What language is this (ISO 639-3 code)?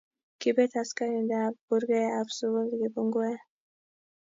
kln